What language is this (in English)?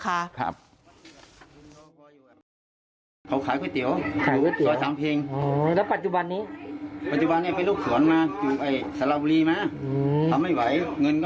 Thai